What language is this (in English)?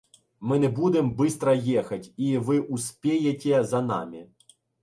Ukrainian